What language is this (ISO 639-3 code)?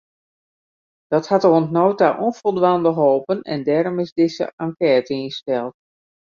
fry